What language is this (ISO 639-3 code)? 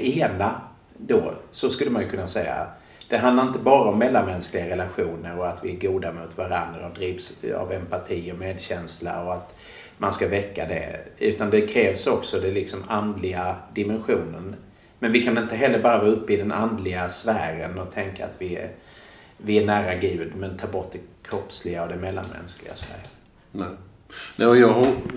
swe